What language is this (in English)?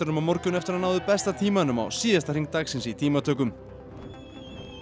Icelandic